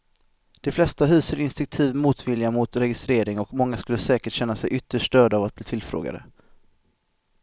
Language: Swedish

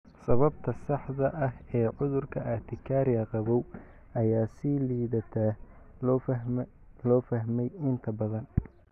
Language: Somali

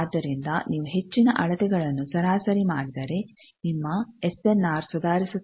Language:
Kannada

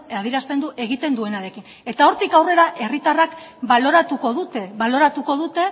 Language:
Basque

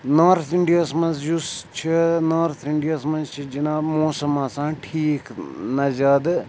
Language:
Kashmiri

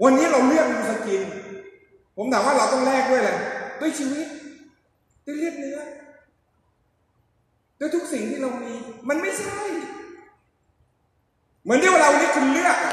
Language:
Thai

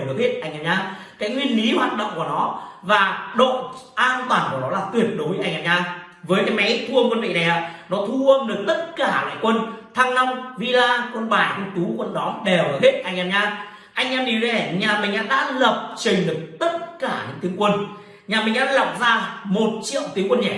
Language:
Vietnamese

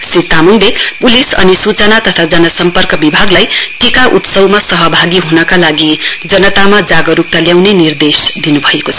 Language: Nepali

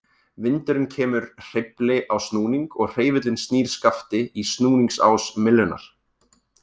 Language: Icelandic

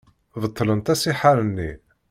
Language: Kabyle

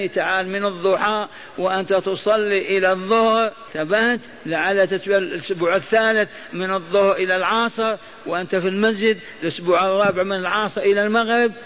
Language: Arabic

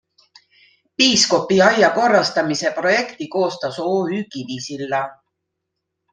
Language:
Estonian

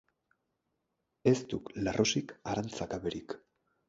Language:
Basque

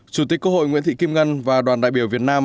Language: Vietnamese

